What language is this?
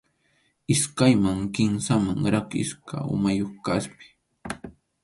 Arequipa-La Unión Quechua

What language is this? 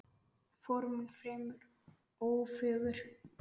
Icelandic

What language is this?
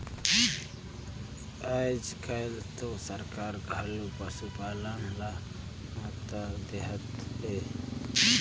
Chhattisgarhi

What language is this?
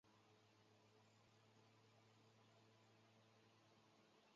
Chinese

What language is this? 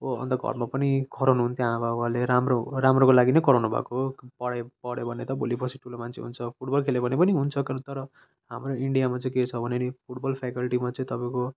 Nepali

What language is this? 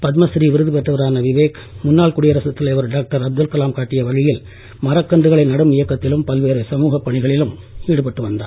Tamil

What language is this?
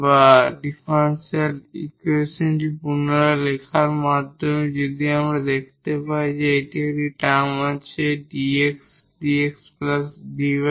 Bangla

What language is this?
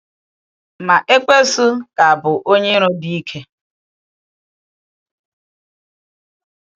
Igbo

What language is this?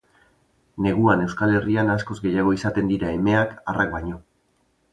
Basque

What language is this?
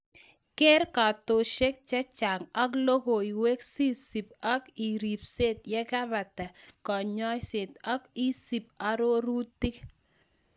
Kalenjin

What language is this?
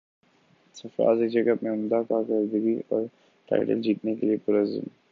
Urdu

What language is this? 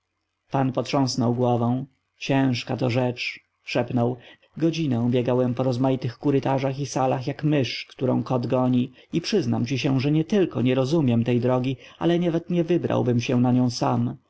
Polish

